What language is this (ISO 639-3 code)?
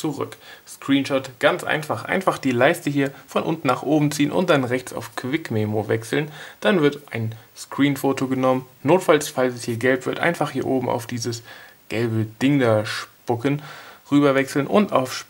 deu